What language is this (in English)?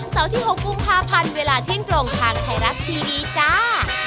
Thai